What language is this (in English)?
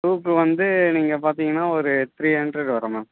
Tamil